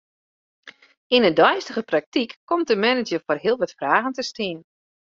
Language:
Western Frisian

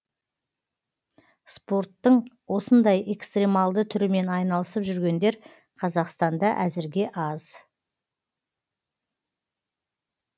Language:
Kazakh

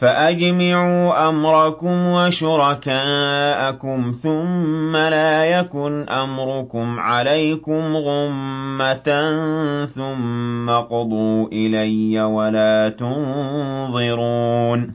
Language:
Arabic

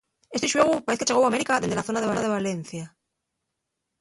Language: Asturian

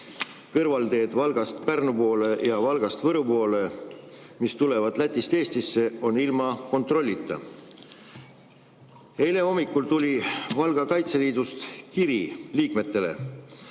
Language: Estonian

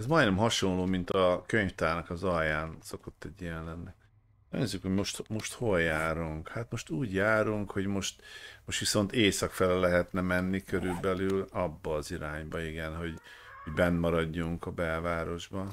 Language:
Hungarian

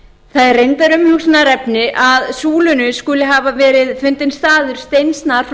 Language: Icelandic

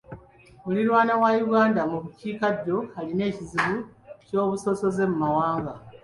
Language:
Ganda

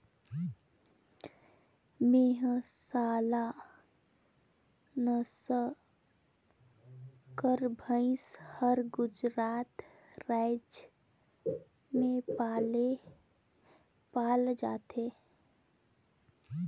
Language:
Chhattisgarhi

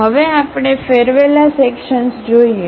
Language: Gujarati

